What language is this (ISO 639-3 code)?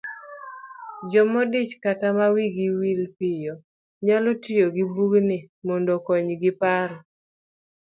luo